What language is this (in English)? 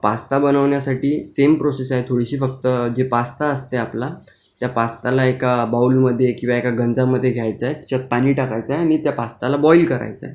Marathi